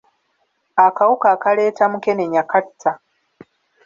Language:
Ganda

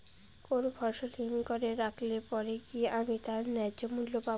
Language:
Bangla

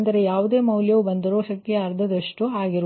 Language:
Kannada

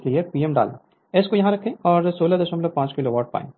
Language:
Hindi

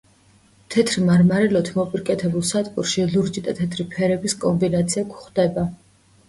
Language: Georgian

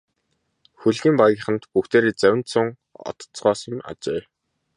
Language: Mongolian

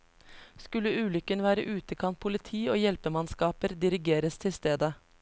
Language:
Norwegian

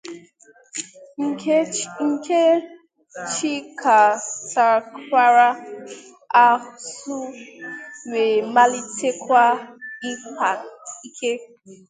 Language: Igbo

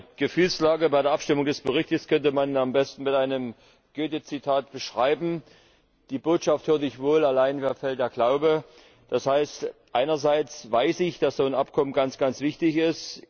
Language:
German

